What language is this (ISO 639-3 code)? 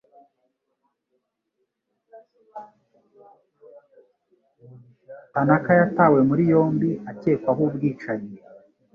kin